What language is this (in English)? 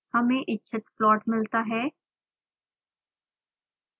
Hindi